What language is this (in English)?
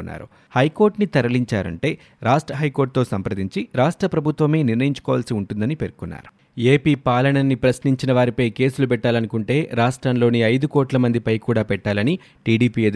Telugu